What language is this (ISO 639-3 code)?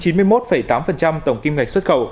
vie